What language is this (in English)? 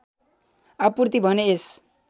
Nepali